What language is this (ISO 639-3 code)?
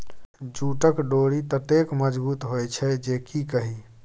mai